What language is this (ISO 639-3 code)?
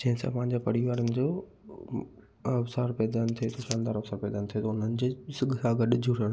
snd